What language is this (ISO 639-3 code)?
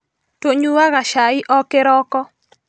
kik